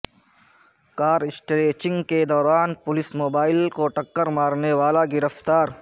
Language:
Urdu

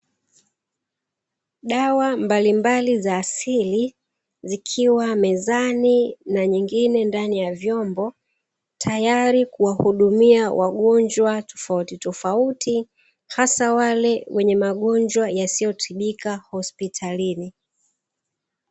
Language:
Swahili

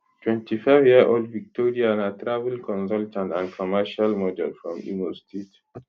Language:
Nigerian Pidgin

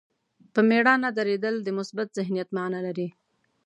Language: Pashto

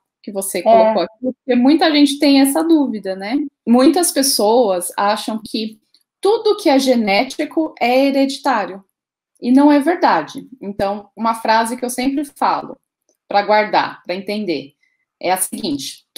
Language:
Portuguese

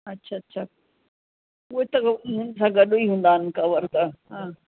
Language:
Sindhi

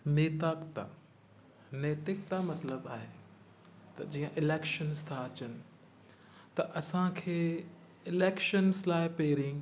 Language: Sindhi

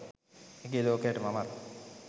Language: Sinhala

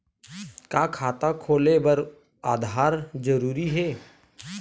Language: Chhattisgarhi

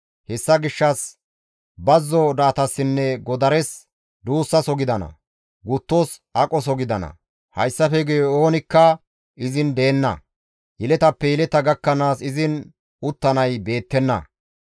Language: Gamo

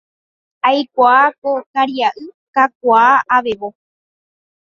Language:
Guarani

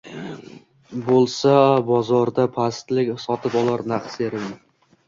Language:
Uzbek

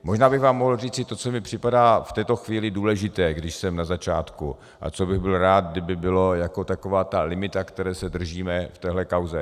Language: Czech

